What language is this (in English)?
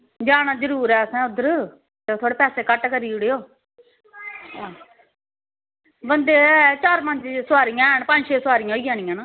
Dogri